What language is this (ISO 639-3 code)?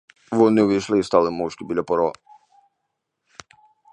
ukr